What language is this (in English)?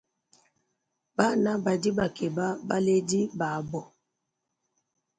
Luba-Lulua